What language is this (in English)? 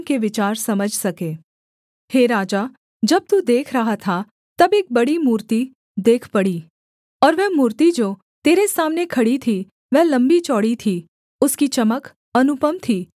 Hindi